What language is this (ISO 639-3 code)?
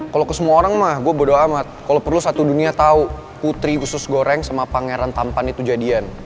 ind